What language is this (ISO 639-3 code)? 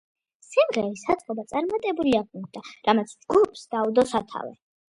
kat